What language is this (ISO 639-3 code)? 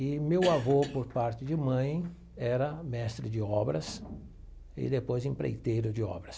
por